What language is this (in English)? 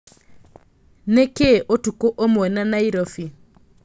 Kikuyu